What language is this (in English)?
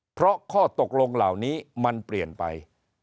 Thai